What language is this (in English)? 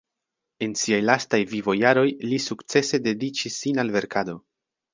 Esperanto